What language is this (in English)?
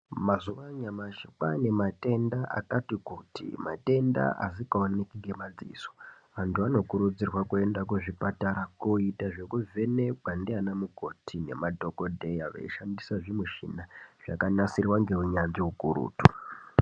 Ndau